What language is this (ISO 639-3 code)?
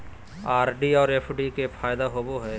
mag